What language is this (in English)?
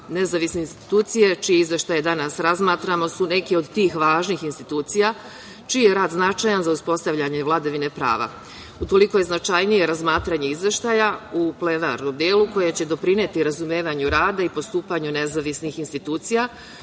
Serbian